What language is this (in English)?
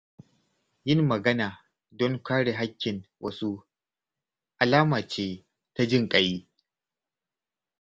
Hausa